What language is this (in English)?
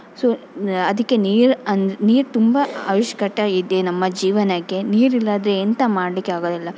Kannada